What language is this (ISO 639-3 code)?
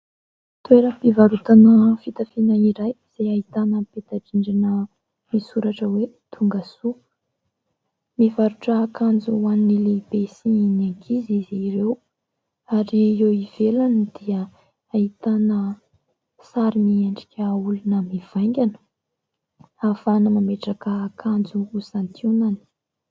mlg